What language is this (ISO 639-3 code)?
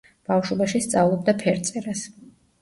kat